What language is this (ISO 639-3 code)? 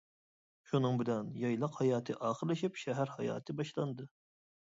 uig